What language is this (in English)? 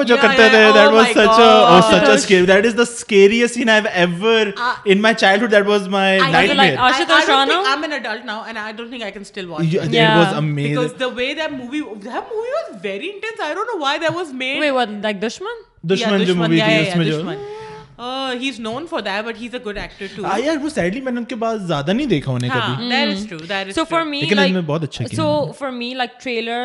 Urdu